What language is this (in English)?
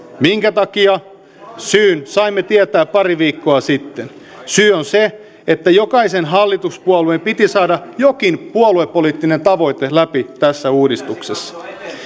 Finnish